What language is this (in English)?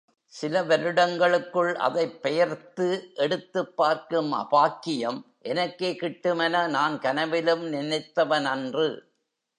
Tamil